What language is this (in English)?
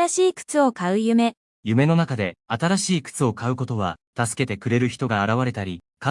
Japanese